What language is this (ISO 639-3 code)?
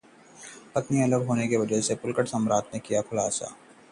hin